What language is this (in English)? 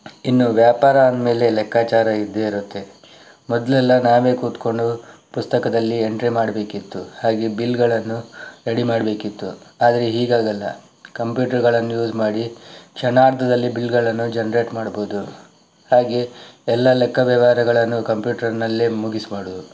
Kannada